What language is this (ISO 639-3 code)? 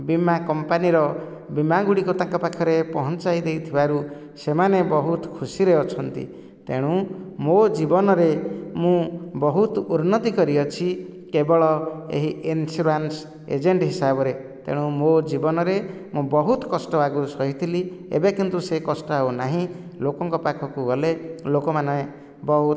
ori